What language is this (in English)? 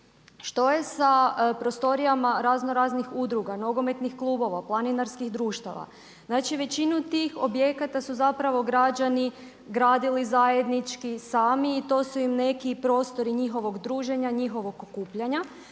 Croatian